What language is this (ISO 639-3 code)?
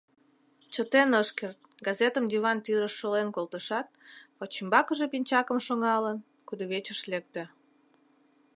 chm